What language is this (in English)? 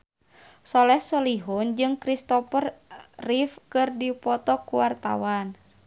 Sundanese